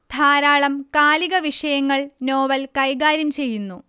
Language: Malayalam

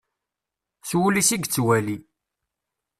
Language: Kabyle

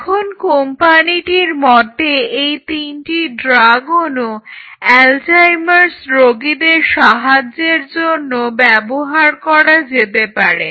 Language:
Bangla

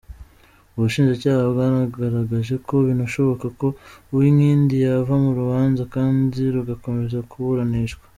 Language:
Kinyarwanda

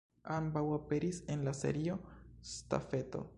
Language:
Esperanto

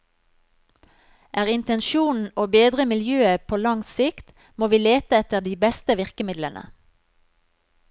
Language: Norwegian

